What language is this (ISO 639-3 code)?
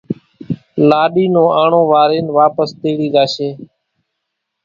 gjk